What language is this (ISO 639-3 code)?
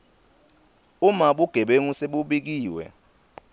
ssw